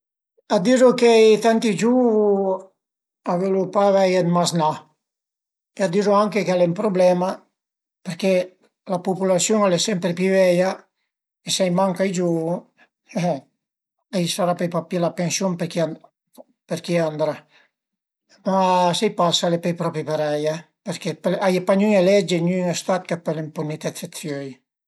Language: Piedmontese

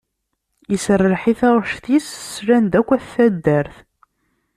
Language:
Kabyle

